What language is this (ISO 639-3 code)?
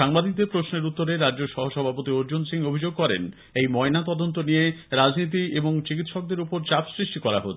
ben